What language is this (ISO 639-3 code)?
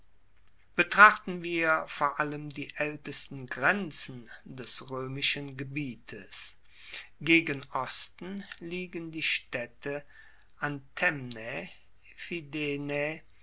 deu